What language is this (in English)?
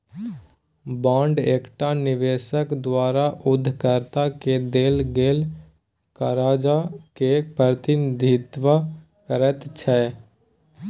Maithili